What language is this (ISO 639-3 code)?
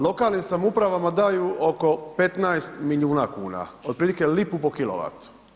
hrv